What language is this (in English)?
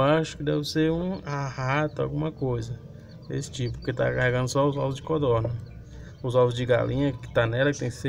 Portuguese